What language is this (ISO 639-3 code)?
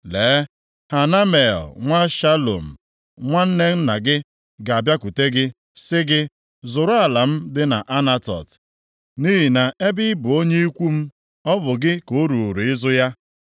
ibo